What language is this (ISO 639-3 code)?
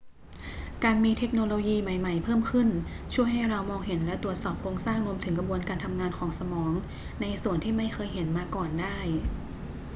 tha